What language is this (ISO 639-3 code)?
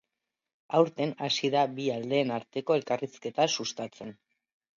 eus